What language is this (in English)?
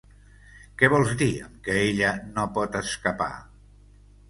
Catalan